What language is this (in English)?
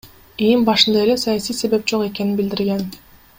Kyrgyz